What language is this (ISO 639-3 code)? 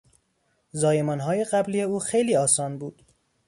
fas